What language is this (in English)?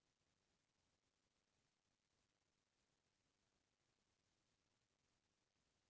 Chhattisgarhi